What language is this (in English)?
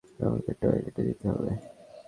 Bangla